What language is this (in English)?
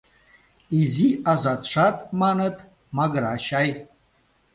Mari